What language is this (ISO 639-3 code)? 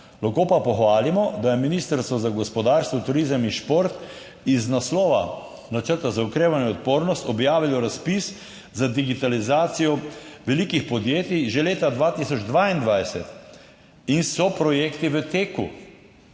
slv